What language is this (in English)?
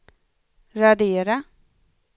Swedish